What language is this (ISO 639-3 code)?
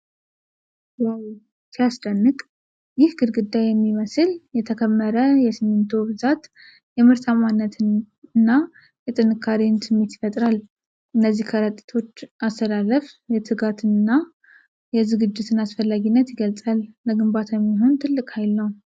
amh